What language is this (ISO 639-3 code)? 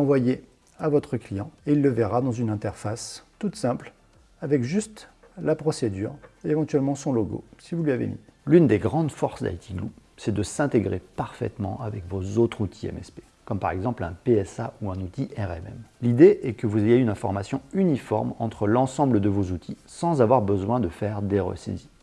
fra